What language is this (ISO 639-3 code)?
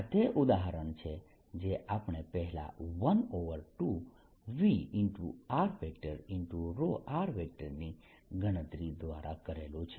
guj